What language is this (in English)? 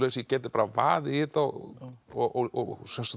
Icelandic